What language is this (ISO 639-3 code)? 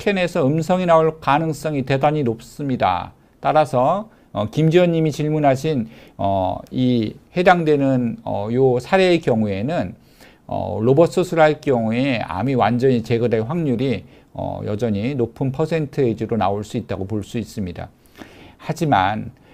kor